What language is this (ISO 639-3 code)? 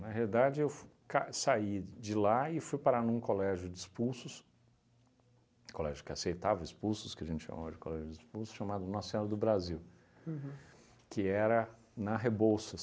por